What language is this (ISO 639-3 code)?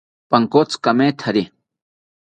cpy